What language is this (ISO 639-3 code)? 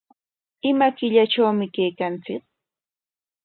qwa